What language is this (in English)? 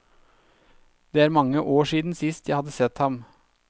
Norwegian